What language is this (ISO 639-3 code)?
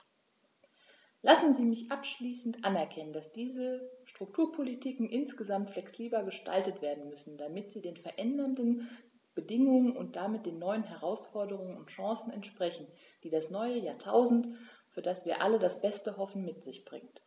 deu